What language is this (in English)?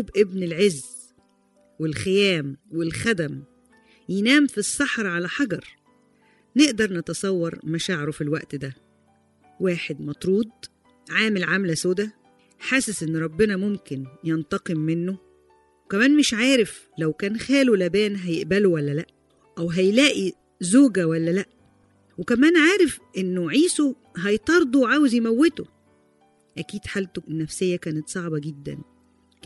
Arabic